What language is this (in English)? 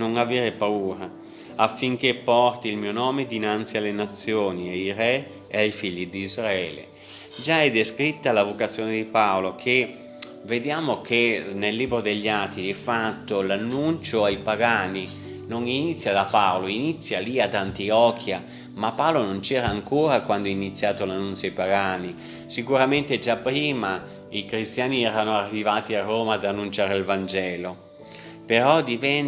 Italian